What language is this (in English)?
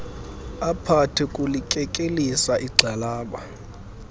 Xhosa